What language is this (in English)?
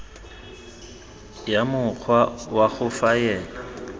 Tswana